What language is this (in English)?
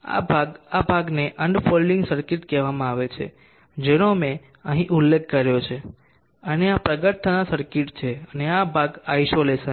Gujarati